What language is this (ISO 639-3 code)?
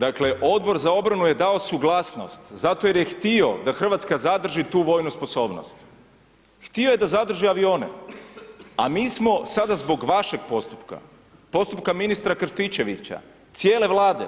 hrv